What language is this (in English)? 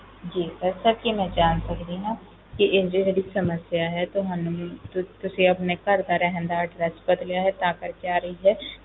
Punjabi